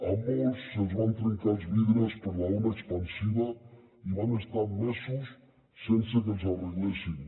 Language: Catalan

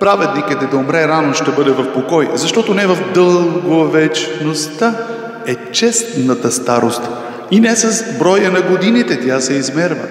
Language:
Romanian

